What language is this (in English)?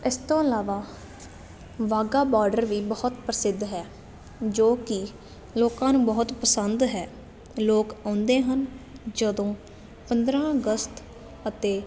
Punjabi